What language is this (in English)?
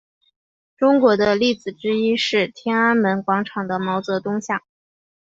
Chinese